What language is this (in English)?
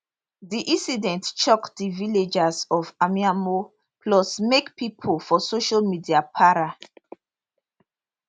Nigerian Pidgin